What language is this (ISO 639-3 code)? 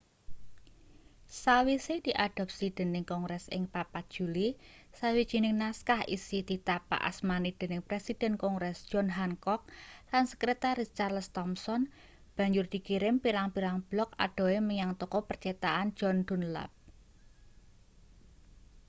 jav